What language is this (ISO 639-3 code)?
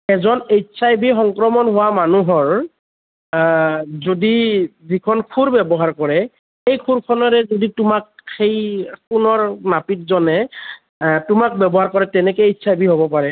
asm